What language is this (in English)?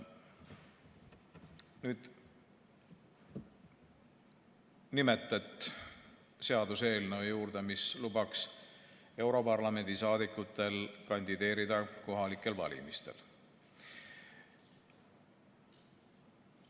Estonian